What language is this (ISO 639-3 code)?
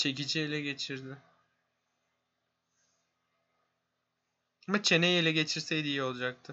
tur